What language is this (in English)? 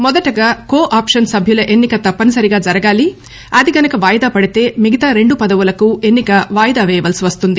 Telugu